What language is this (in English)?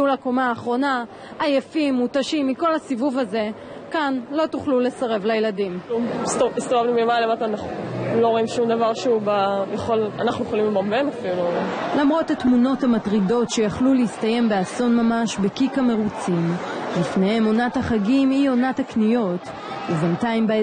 Hebrew